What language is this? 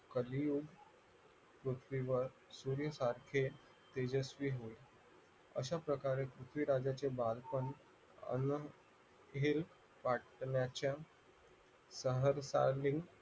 Marathi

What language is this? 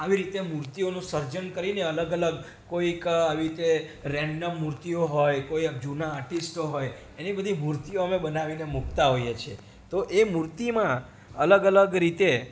Gujarati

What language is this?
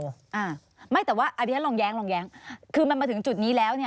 Thai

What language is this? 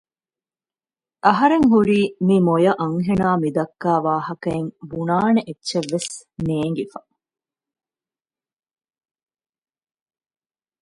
Divehi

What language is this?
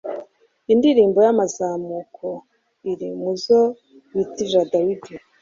Kinyarwanda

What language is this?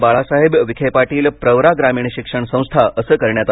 Marathi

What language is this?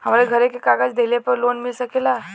Bhojpuri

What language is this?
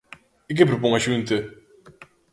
Galician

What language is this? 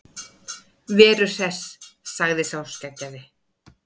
Icelandic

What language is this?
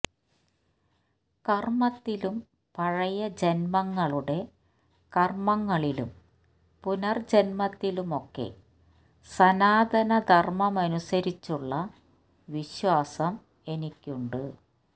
Malayalam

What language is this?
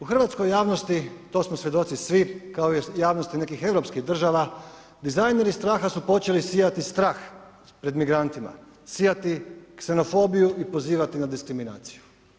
Croatian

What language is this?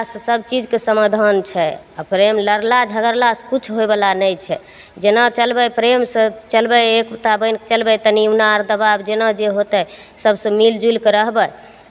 Maithili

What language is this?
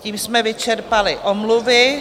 Czech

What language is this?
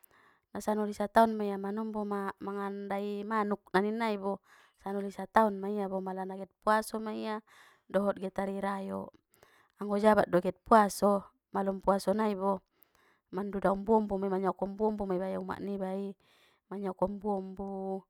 Batak Mandailing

